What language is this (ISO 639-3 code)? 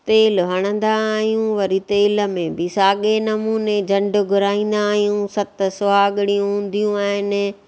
snd